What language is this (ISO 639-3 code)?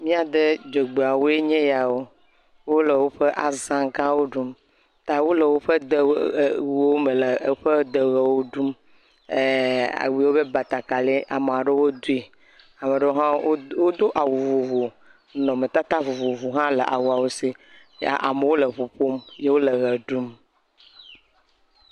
ewe